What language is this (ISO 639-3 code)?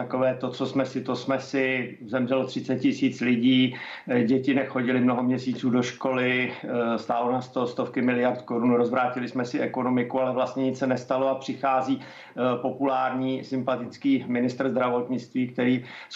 ces